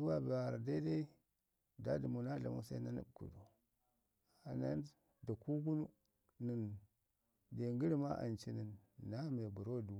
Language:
Ngizim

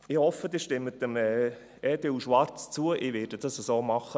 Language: Swiss German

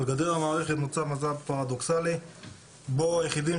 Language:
Hebrew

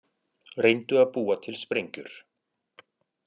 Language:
Icelandic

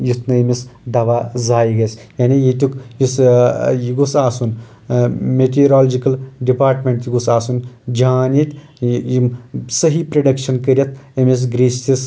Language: Kashmiri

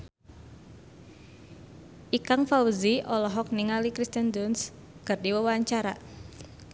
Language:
Sundanese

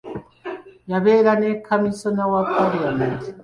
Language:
Ganda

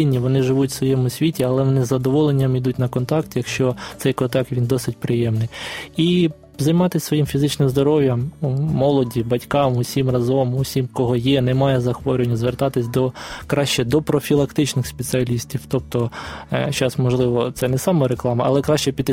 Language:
Ukrainian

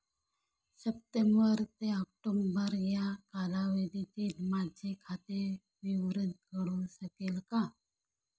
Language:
Marathi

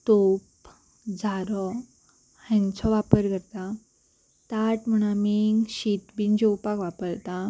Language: Konkani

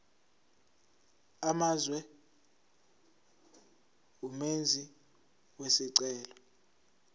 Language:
Zulu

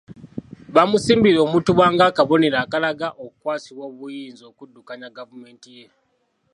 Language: Ganda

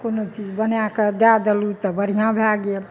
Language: Maithili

